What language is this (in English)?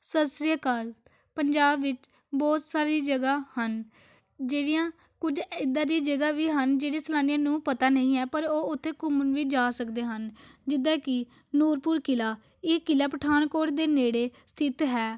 Punjabi